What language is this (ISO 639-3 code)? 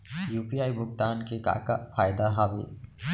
hne